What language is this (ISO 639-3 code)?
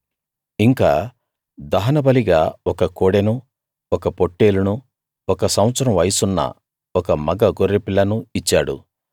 tel